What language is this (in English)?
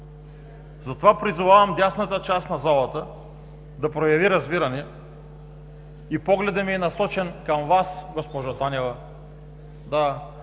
Bulgarian